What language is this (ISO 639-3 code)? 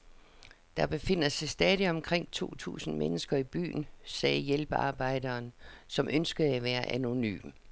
dan